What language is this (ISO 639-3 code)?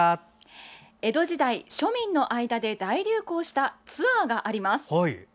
jpn